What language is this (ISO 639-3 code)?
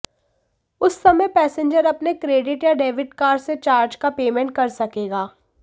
hin